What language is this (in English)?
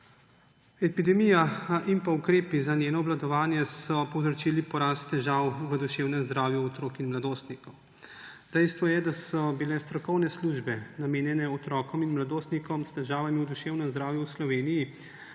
Slovenian